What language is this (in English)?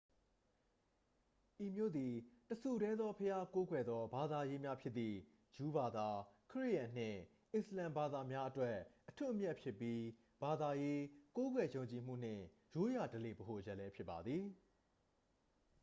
Burmese